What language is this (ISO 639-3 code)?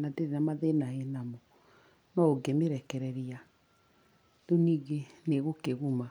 kik